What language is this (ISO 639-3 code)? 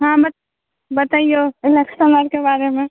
mai